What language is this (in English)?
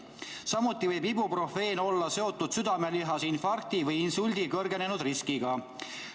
Estonian